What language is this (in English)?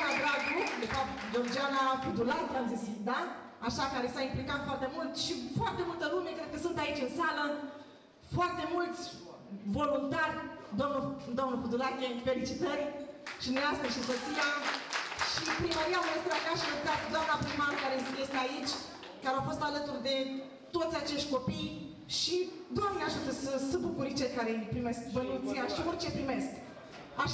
Romanian